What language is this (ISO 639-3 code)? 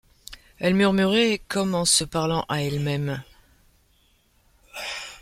fra